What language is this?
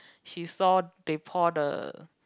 English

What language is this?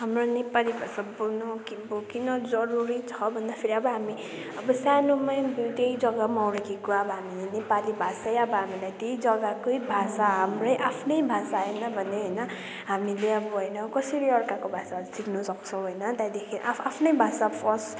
Nepali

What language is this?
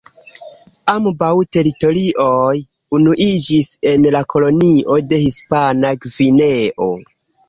Esperanto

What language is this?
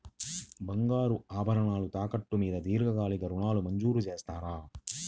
Telugu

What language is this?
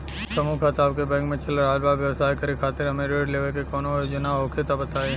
Bhojpuri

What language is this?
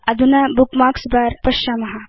Sanskrit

